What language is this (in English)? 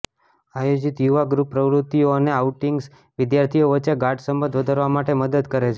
Gujarati